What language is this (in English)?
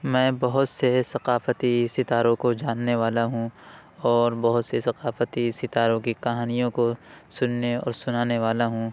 Urdu